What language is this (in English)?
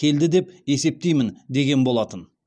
Kazakh